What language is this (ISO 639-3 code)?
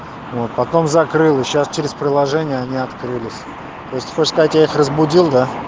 rus